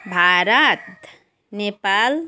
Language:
Nepali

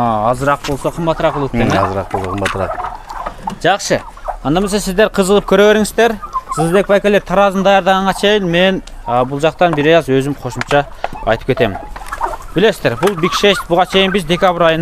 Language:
Turkish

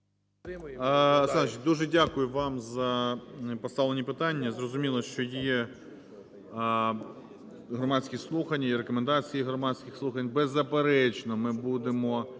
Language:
Ukrainian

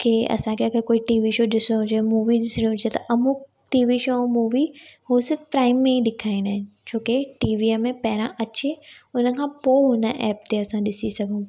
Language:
Sindhi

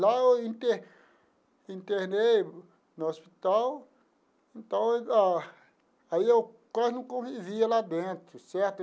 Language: Portuguese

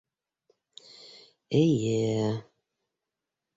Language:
Bashkir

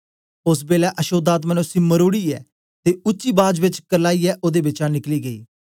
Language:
Dogri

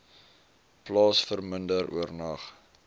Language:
Afrikaans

